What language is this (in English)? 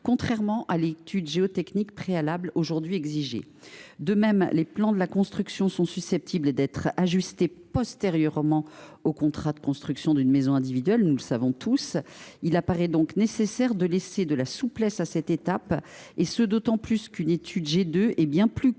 French